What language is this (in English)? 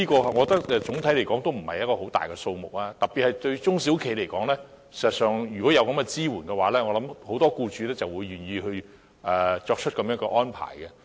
Cantonese